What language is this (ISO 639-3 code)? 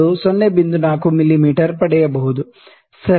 kan